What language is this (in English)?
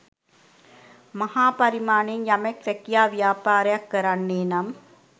Sinhala